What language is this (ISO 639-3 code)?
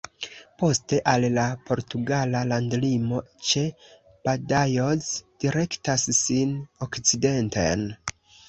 epo